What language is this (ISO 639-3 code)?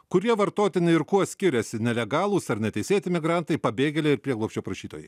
lit